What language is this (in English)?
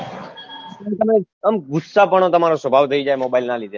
Gujarati